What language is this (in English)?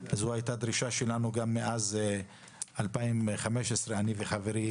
Hebrew